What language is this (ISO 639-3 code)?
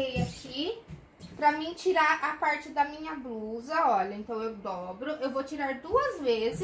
por